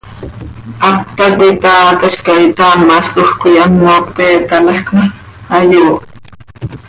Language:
Seri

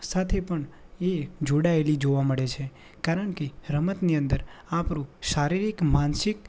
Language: Gujarati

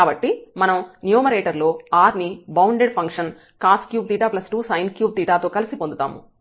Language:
Telugu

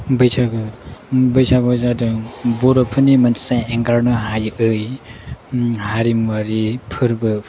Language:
Bodo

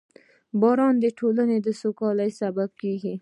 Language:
Pashto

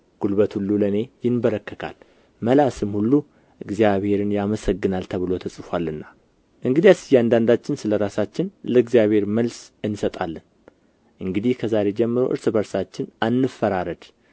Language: Amharic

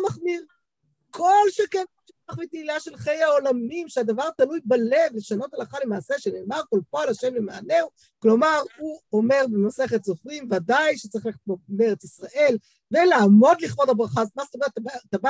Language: Hebrew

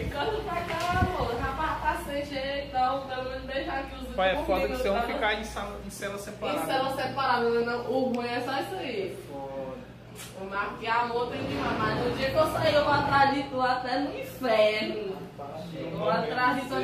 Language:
Portuguese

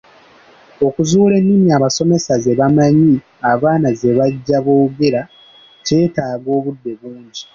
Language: Ganda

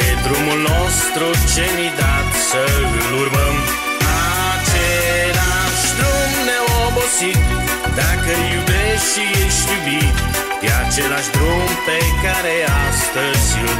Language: Romanian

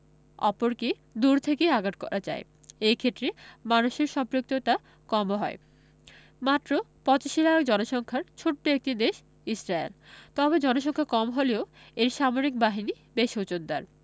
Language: Bangla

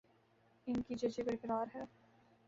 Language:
Urdu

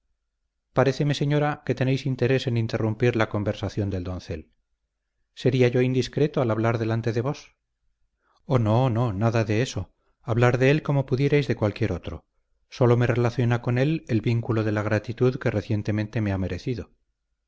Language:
Spanish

